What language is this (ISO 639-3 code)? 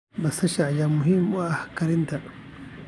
som